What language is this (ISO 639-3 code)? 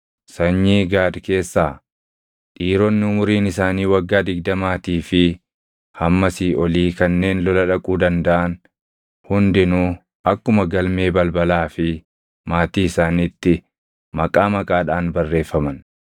orm